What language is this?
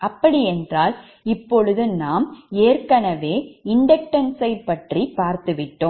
Tamil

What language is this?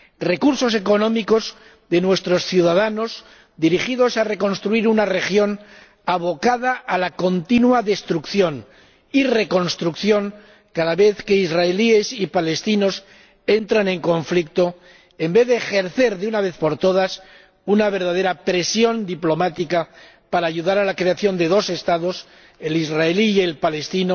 Spanish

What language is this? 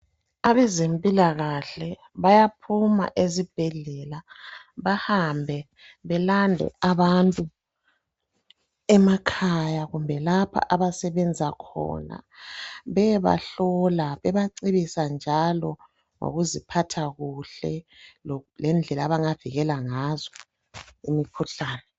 North Ndebele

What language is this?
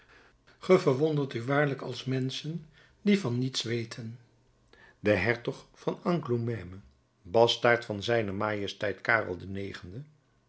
Dutch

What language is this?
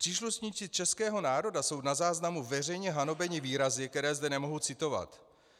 Czech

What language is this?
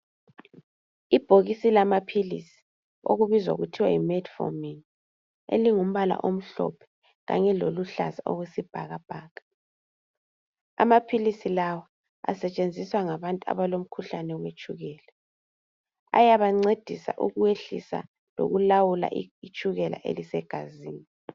North Ndebele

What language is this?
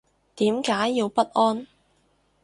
Cantonese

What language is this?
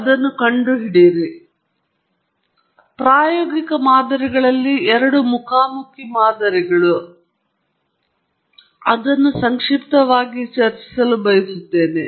Kannada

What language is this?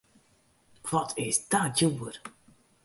Western Frisian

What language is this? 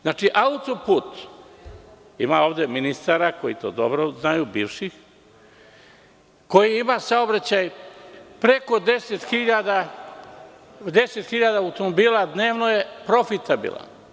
Serbian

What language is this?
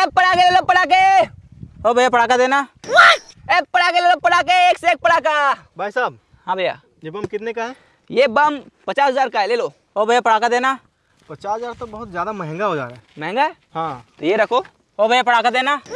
Hindi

